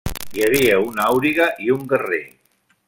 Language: Catalan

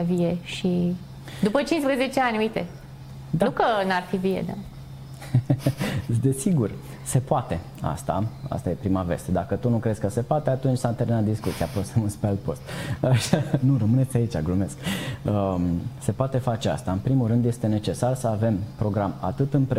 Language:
Romanian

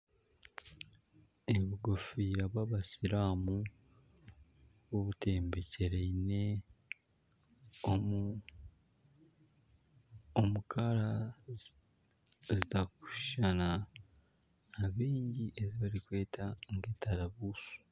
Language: Nyankole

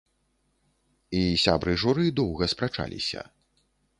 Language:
Belarusian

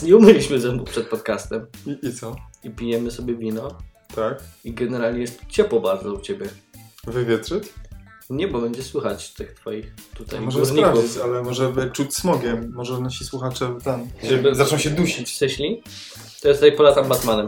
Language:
Polish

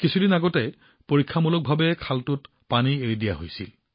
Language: Assamese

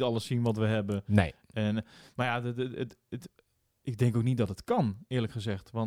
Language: Dutch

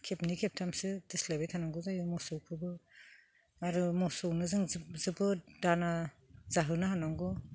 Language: Bodo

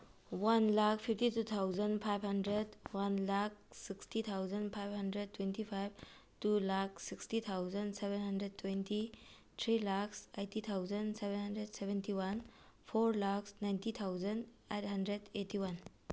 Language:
Manipuri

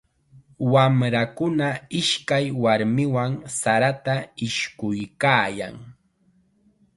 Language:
Chiquián Ancash Quechua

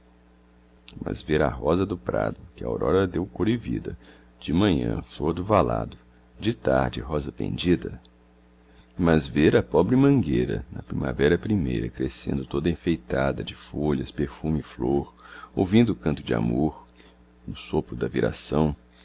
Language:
Portuguese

